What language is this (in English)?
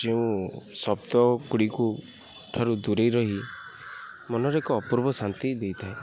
Odia